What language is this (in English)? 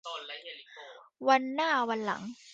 Thai